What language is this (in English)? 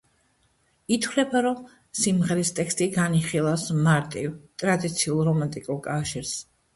Georgian